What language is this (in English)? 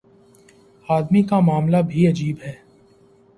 Urdu